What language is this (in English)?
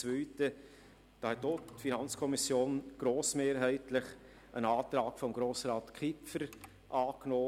Swiss German